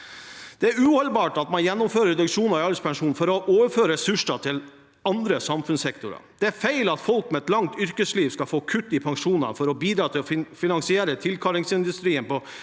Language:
Norwegian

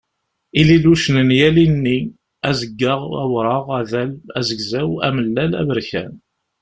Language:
Kabyle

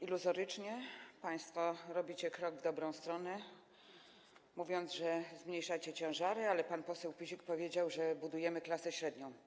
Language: Polish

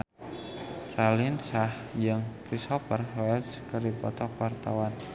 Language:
Sundanese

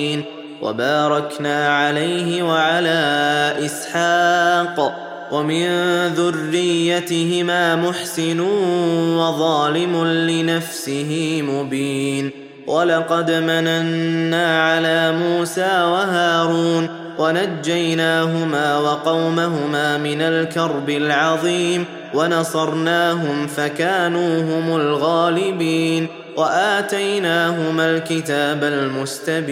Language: Arabic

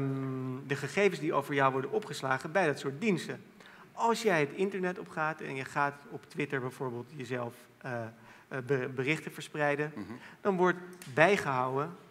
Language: Dutch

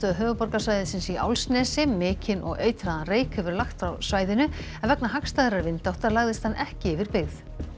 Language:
Icelandic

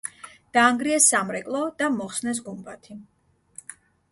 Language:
Georgian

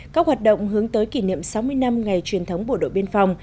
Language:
Vietnamese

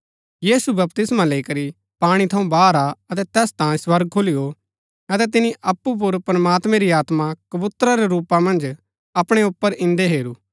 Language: Gaddi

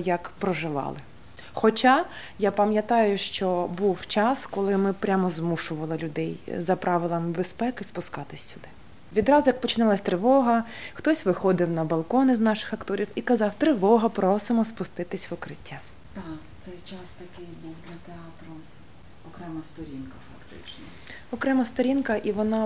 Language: Ukrainian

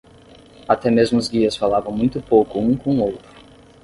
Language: Portuguese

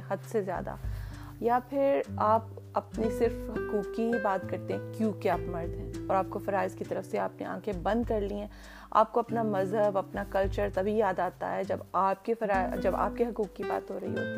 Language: Urdu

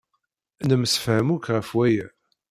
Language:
Kabyle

